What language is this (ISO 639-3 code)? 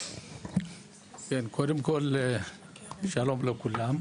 heb